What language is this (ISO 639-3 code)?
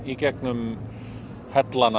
isl